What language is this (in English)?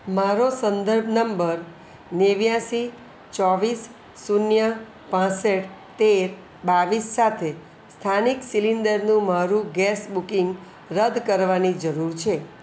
Gujarati